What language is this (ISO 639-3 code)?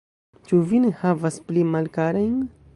epo